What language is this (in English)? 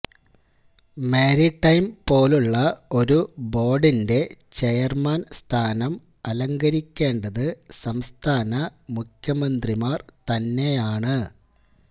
Malayalam